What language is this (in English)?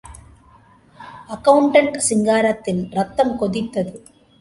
Tamil